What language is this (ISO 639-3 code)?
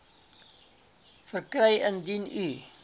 afr